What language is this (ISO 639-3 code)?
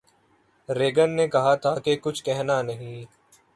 urd